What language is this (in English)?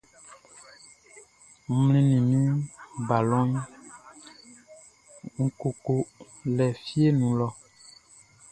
Baoulé